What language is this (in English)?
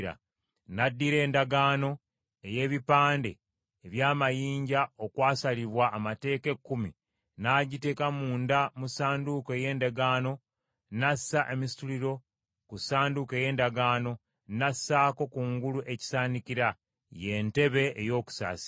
Ganda